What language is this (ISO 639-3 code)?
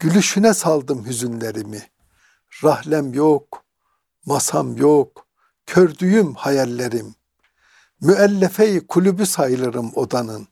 tur